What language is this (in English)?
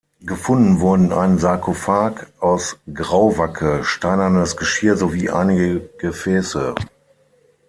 German